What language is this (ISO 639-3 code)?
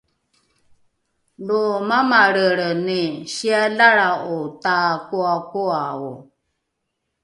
dru